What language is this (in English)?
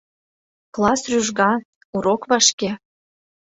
Mari